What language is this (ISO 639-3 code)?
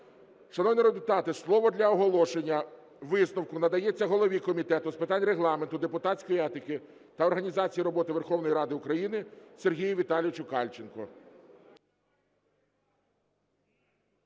ukr